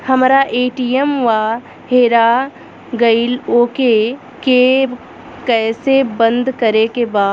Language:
Bhojpuri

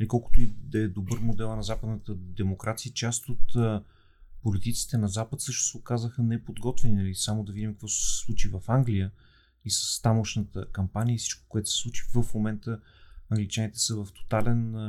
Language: Bulgarian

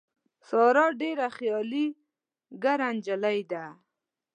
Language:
Pashto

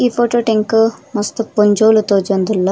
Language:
Tulu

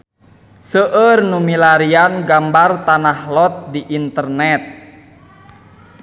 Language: Sundanese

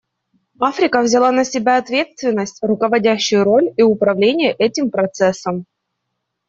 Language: Russian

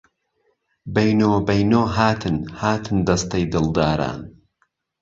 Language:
Central Kurdish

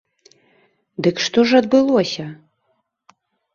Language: Belarusian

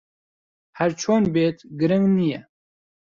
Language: Central Kurdish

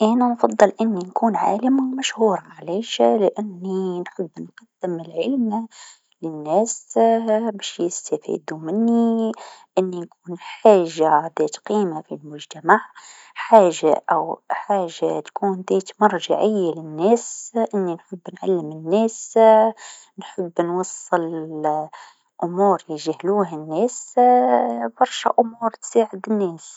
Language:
Tunisian Arabic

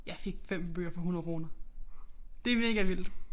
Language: Danish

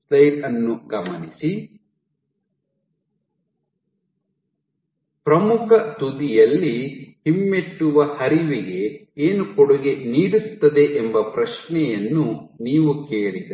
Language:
Kannada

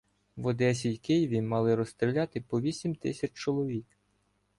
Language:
Ukrainian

